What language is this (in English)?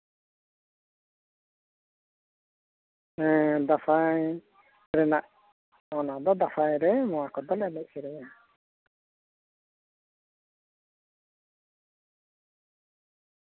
Santali